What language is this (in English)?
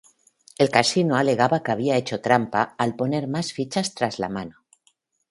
Spanish